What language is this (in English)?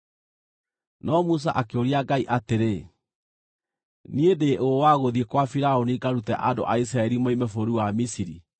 Kikuyu